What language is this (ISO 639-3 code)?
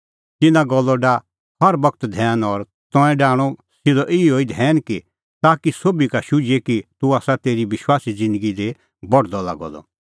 kfx